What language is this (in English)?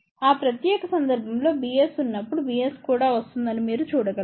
Telugu